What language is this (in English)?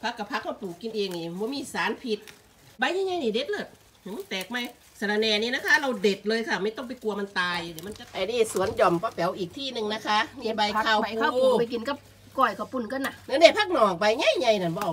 Thai